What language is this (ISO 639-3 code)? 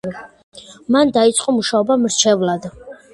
kat